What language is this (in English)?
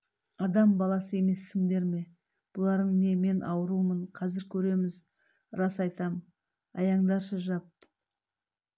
Kazakh